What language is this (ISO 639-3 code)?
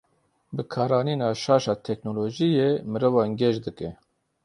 kur